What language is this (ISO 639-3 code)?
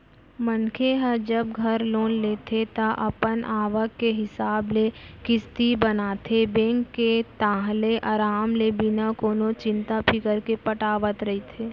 hne